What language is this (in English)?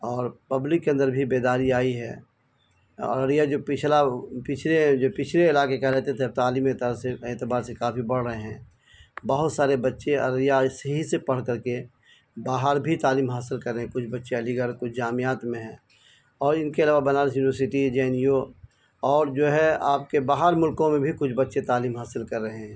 Urdu